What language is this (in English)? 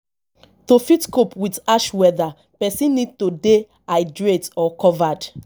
Nigerian Pidgin